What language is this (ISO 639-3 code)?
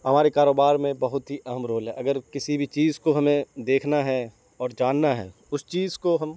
urd